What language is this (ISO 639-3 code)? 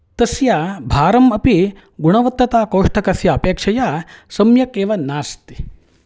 san